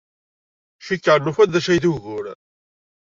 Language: Kabyle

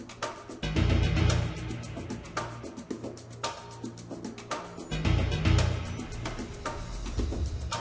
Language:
Icelandic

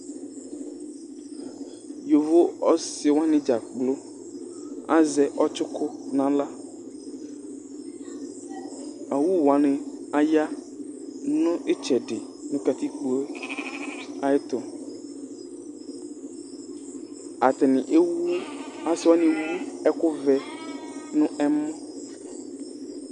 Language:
Ikposo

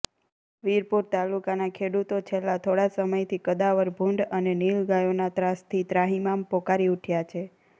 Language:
Gujarati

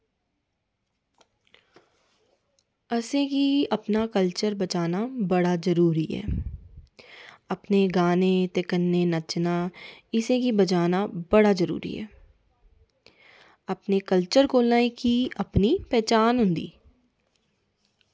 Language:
Dogri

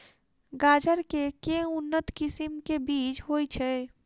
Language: Maithili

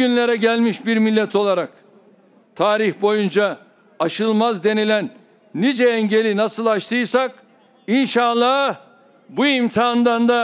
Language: Turkish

